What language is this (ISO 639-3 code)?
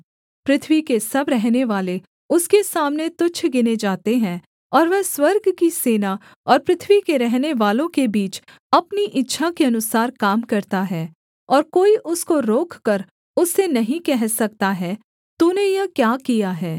hin